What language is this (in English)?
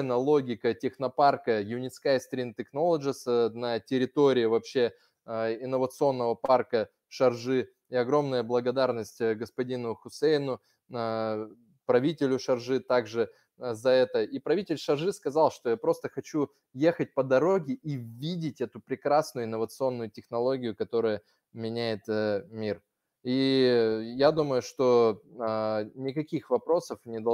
Russian